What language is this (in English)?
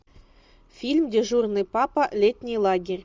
Russian